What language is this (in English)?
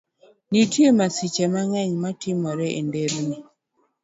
Luo (Kenya and Tanzania)